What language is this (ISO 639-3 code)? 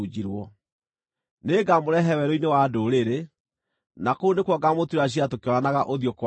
kik